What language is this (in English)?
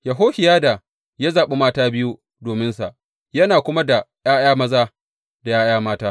Hausa